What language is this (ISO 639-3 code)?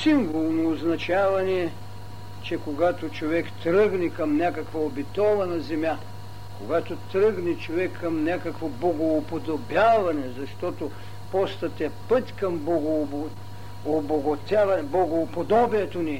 bul